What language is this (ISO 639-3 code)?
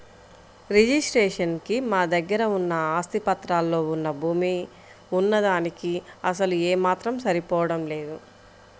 tel